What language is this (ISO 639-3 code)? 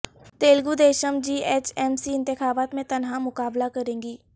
urd